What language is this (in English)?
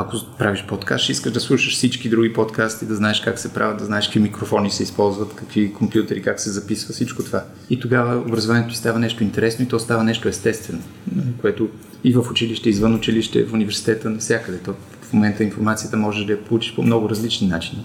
Bulgarian